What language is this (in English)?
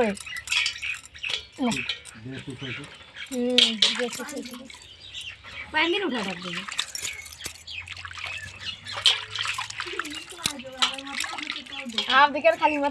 Nepali